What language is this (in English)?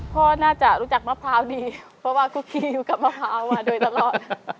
Thai